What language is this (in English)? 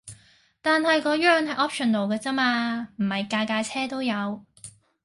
Cantonese